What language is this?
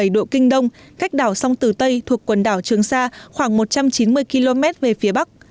Vietnamese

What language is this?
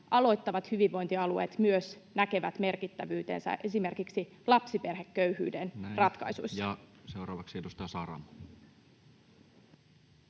Finnish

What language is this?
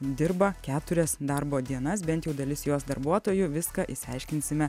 Lithuanian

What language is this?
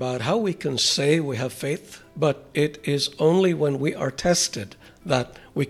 English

